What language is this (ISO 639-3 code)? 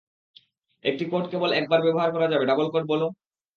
ben